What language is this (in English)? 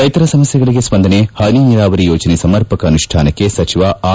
Kannada